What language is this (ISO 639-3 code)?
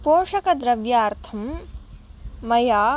san